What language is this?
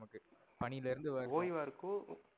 Tamil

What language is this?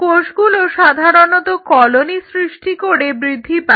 Bangla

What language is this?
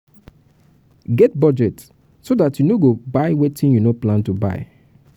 Nigerian Pidgin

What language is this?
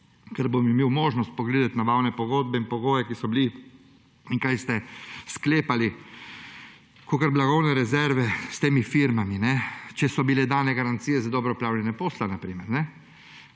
Slovenian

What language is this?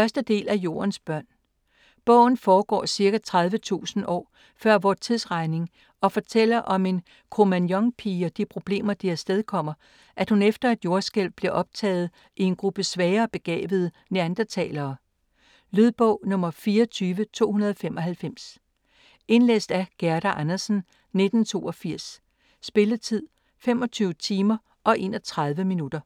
Danish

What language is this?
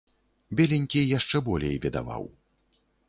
Belarusian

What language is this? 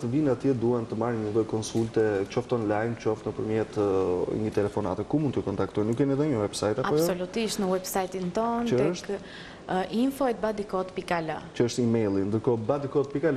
Greek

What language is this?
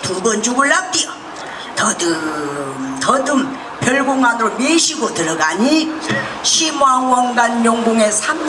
Korean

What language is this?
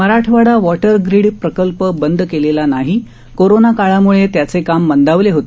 Marathi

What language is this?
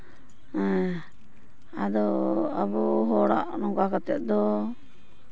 Santali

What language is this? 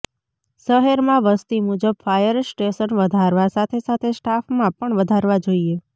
Gujarati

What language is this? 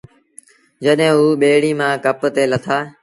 Sindhi Bhil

